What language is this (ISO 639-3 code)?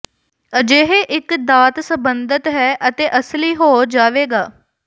pan